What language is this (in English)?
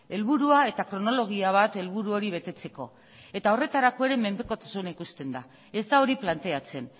Basque